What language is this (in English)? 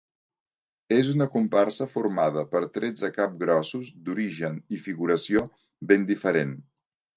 Catalan